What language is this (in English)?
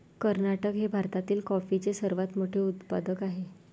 Marathi